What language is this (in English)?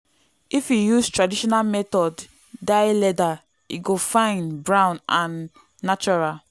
Nigerian Pidgin